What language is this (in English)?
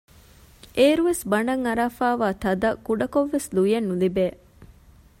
Divehi